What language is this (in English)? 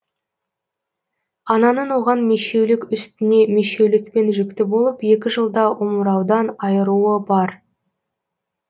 Kazakh